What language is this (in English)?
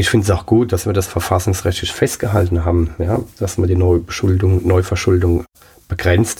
German